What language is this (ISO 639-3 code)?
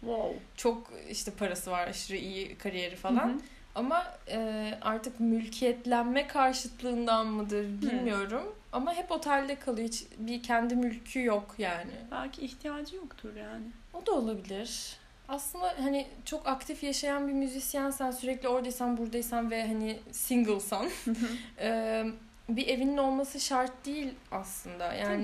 tur